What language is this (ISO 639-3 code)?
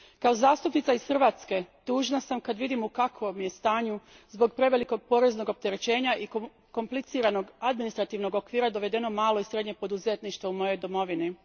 hrv